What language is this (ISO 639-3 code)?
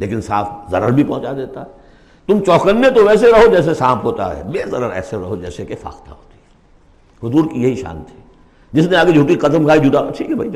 urd